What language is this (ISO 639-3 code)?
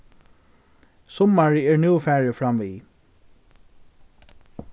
fao